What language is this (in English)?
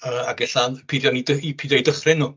Welsh